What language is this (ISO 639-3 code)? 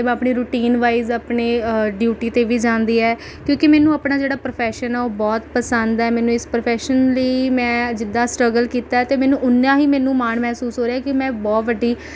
pan